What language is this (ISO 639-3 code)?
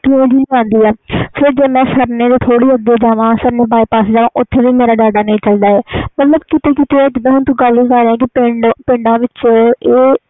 pan